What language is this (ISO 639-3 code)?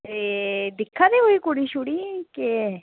doi